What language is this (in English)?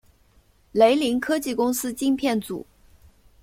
Chinese